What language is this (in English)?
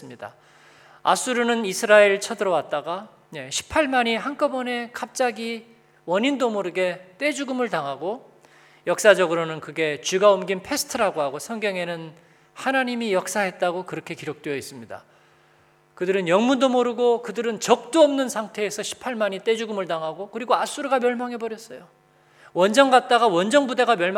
Korean